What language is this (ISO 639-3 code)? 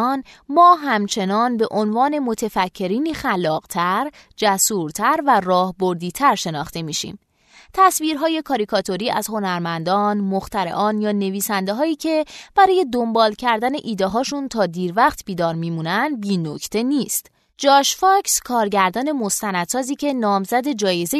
fas